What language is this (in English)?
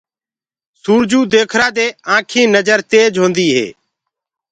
Gurgula